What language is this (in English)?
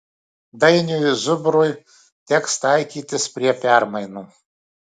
Lithuanian